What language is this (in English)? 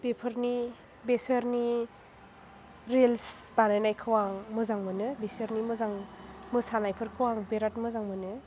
Bodo